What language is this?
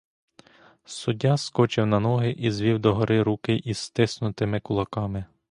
Ukrainian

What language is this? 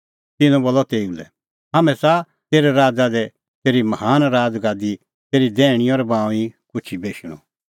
Kullu Pahari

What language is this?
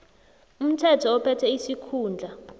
South Ndebele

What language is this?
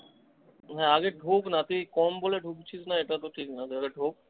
Bangla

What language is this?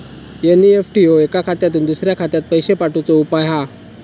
Marathi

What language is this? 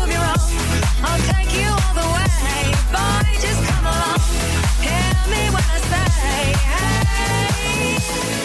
English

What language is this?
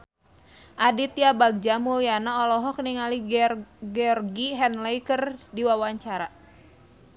Sundanese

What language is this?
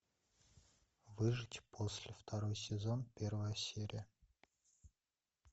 Russian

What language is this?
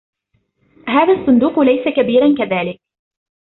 Arabic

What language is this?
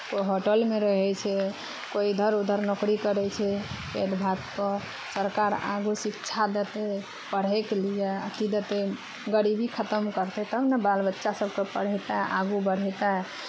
Maithili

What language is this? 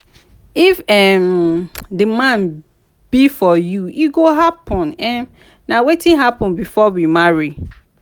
Nigerian Pidgin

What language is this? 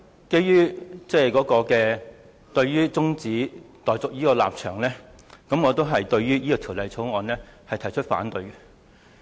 Cantonese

